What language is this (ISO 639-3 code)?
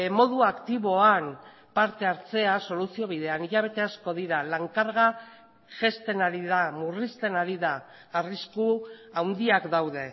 eus